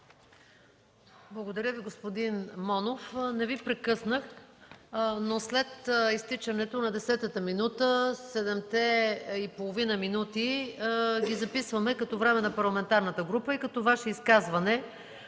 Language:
Bulgarian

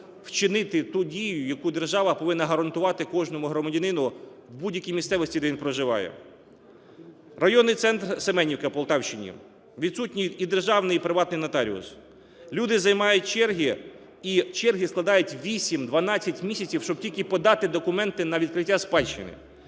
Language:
Ukrainian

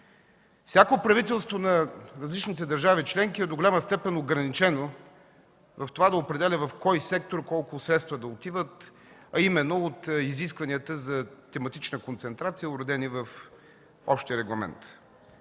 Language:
Bulgarian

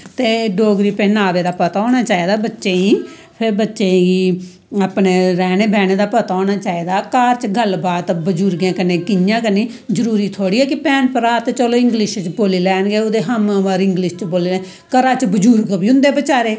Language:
Dogri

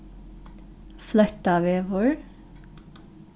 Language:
Faroese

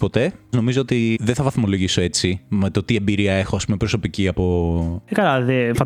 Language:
Greek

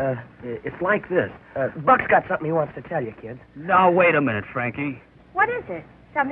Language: English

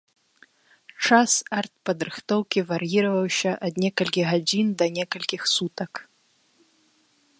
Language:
Belarusian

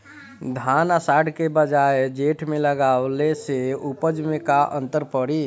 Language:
Bhojpuri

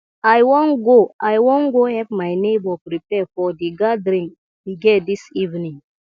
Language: Nigerian Pidgin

